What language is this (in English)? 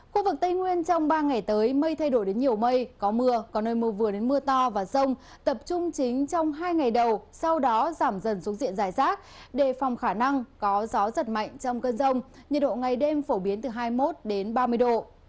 Vietnamese